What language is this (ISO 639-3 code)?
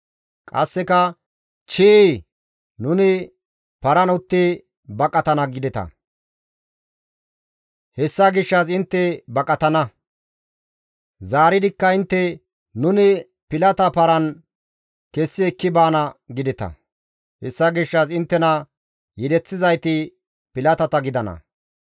gmv